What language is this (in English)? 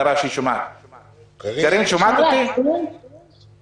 Hebrew